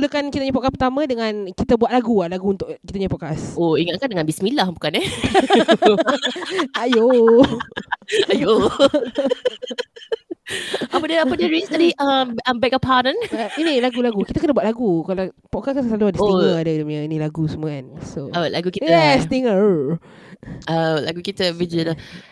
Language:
Malay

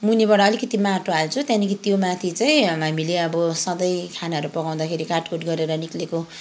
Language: Nepali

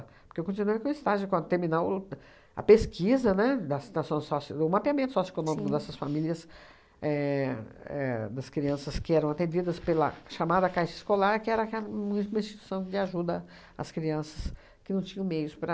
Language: Portuguese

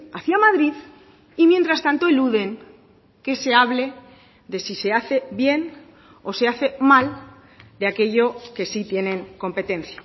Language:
Spanish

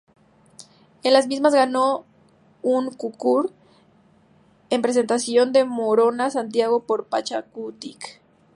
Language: Spanish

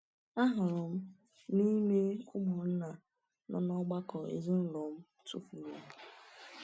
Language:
Igbo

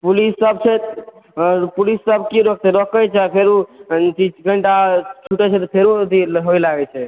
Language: Maithili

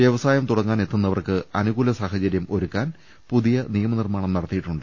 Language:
Malayalam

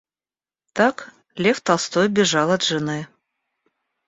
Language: Russian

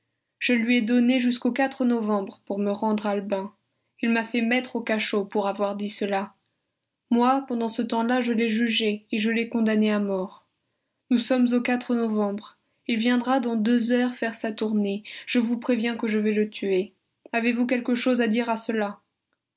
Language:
French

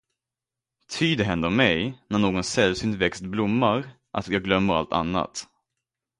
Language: Swedish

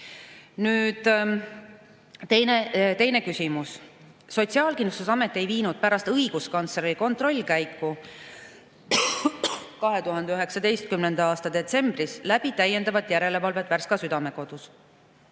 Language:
Estonian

